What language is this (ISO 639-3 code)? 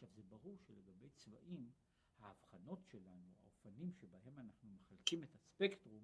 heb